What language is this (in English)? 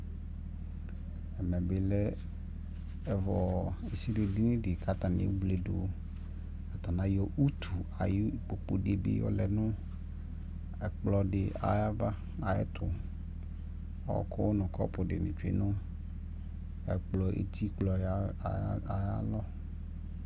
Ikposo